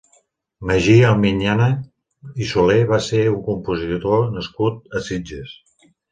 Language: Catalan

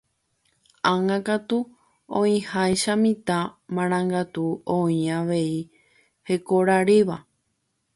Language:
Guarani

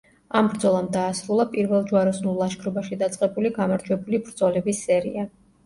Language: Georgian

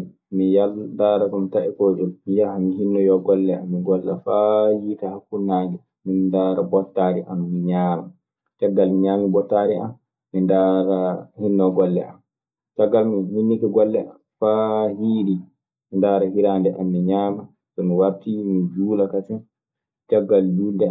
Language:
Maasina Fulfulde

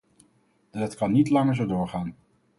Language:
Dutch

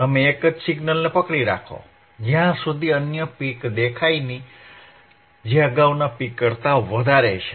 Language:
Gujarati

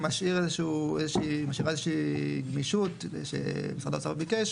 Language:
Hebrew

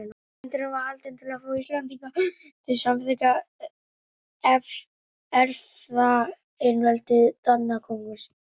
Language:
Icelandic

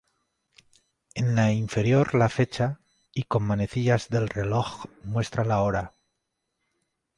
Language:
Spanish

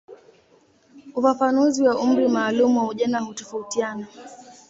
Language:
Swahili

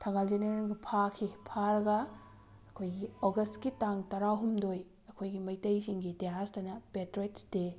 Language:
Manipuri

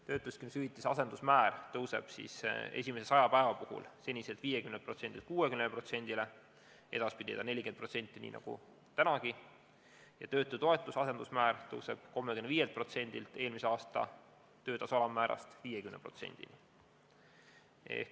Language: Estonian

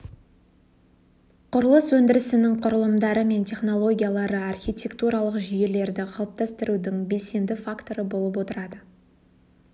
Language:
Kazakh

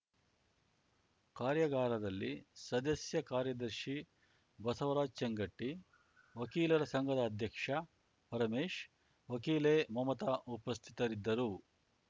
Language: Kannada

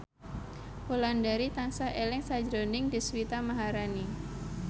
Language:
Javanese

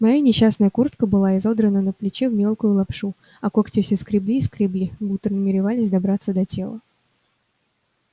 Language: Russian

